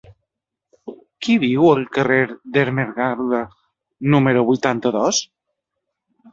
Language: Catalan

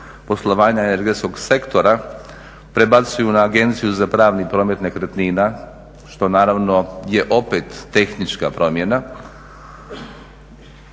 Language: Croatian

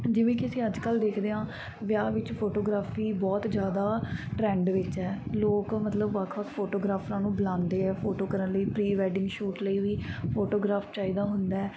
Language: Punjabi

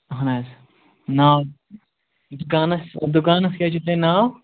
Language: Kashmiri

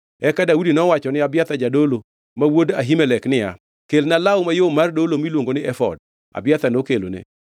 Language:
Luo (Kenya and Tanzania)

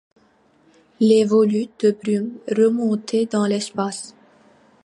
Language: French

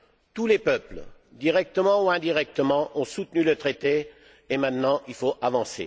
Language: French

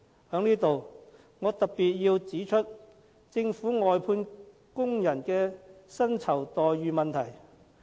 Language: Cantonese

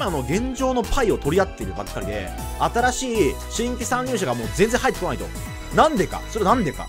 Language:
Japanese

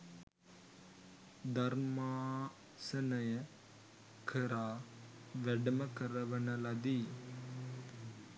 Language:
Sinhala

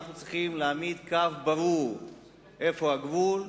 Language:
Hebrew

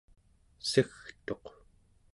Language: Central Yupik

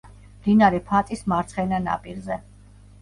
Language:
Georgian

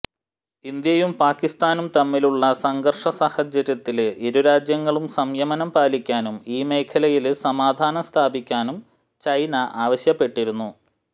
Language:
Malayalam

